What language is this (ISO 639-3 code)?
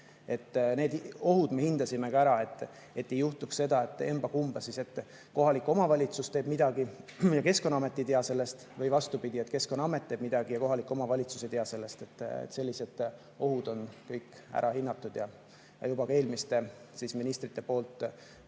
est